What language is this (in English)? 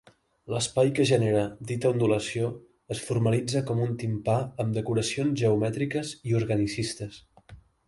Catalan